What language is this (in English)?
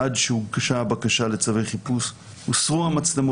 Hebrew